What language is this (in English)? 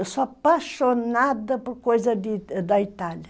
Portuguese